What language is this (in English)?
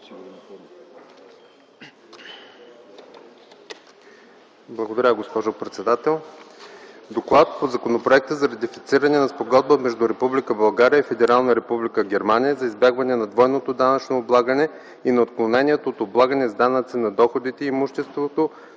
Bulgarian